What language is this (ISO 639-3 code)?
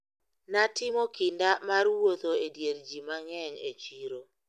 luo